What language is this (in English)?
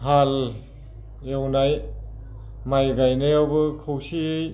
Bodo